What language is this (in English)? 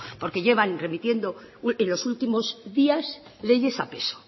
Spanish